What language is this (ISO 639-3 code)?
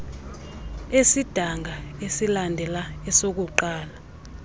xho